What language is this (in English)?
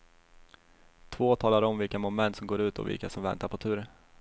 Swedish